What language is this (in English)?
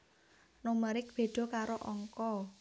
Javanese